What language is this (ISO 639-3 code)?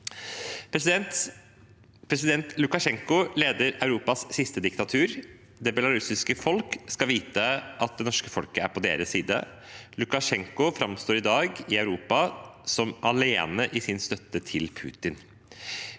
nor